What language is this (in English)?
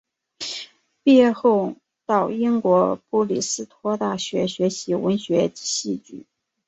Chinese